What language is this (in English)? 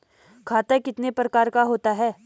Hindi